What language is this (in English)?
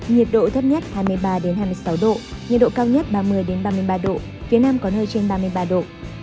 Vietnamese